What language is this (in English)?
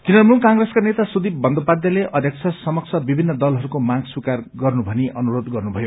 Nepali